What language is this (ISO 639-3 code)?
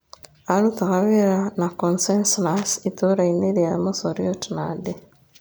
kik